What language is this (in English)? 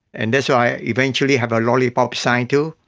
English